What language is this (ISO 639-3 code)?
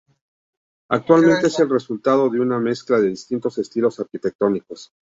spa